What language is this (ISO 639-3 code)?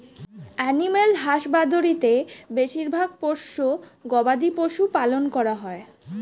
ben